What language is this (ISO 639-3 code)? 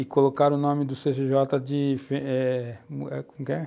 por